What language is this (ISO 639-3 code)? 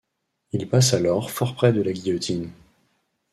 fra